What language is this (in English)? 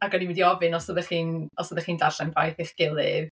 Welsh